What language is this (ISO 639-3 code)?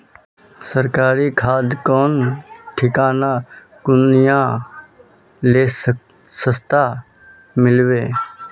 mag